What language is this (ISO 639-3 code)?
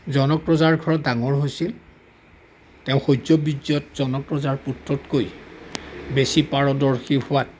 asm